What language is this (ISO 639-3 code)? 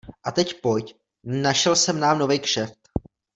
ces